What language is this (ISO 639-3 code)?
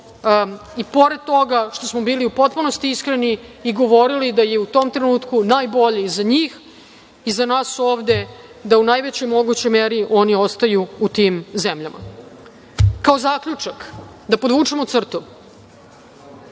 srp